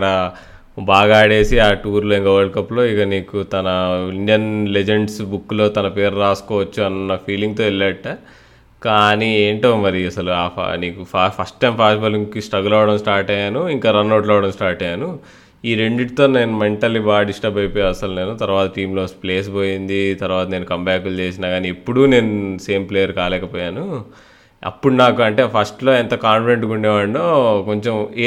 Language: Telugu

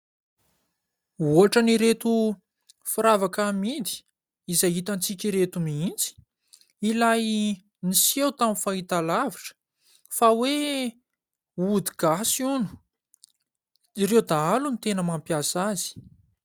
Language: Malagasy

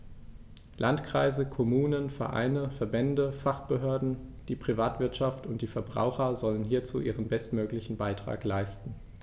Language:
German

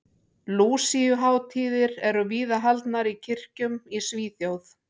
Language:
Icelandic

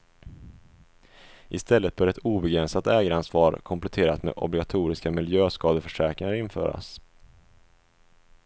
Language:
Swedish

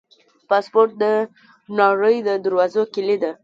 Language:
Pashto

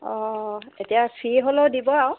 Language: Assamese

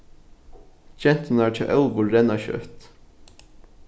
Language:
Faroese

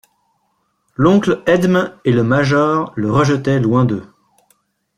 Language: French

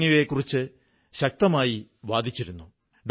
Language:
Malayalam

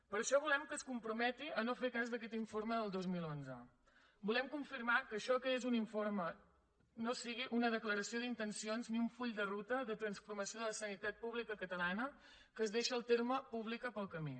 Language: Catalan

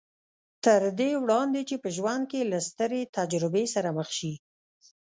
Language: Pashto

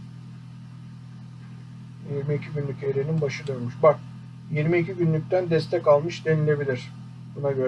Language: Turkish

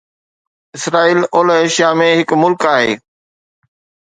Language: Sindhi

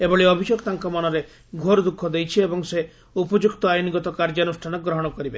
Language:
Odia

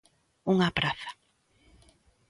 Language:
Galician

